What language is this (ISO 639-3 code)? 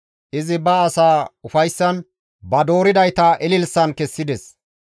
gmv